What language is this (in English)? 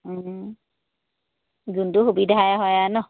Assamese